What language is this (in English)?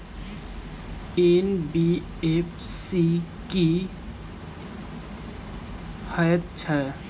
Maithili